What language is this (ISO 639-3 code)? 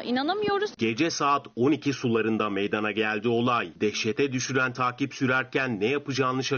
tur